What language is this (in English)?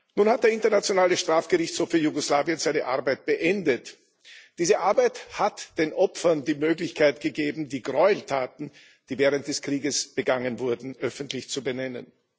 German